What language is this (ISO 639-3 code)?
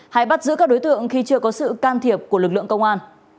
vie